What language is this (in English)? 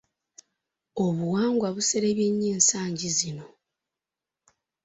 Ganda